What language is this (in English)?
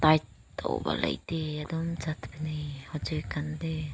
Manipuri